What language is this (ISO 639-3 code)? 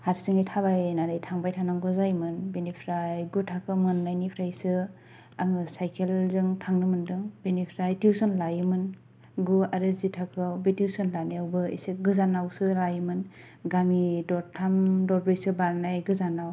brx